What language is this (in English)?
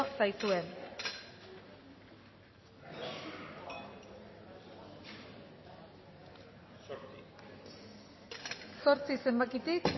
Basque